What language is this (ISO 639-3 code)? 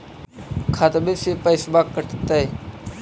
mag